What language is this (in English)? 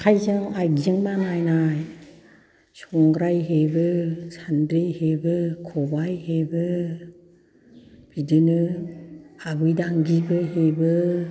Bodo